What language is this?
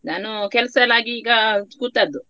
Kannada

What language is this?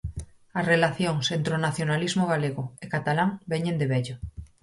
Galician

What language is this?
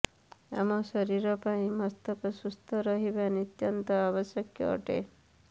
Odia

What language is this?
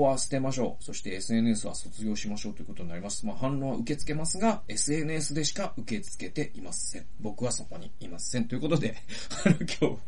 Japanese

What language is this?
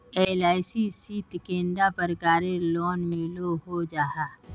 Magahi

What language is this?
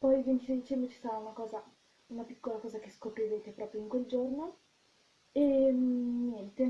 Italian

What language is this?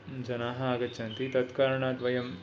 Sanskrit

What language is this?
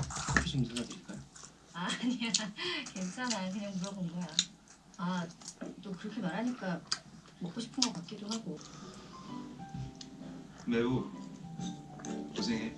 Korean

